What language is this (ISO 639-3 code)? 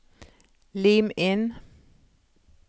nor